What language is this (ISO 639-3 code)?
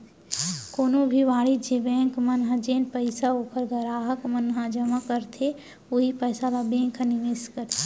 hne